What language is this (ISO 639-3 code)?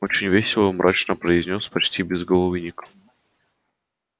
rus